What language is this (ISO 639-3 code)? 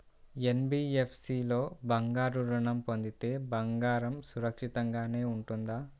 tel